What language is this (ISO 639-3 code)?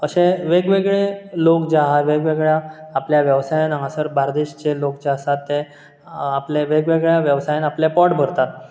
kok